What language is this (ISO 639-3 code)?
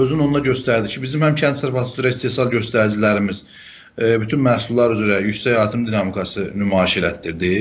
tur